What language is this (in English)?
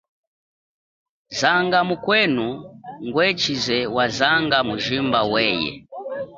Chokwe